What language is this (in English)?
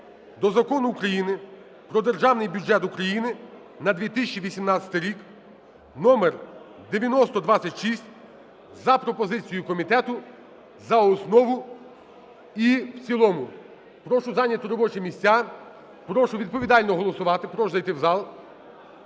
Ukrainian